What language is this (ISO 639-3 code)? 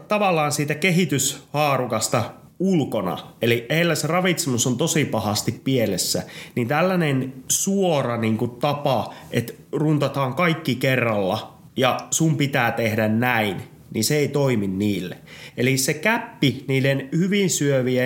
fin